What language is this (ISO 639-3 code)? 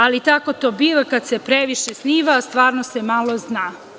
srp